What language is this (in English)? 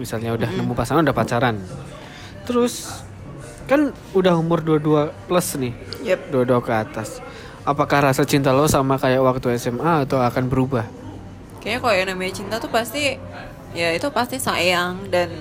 Indonesian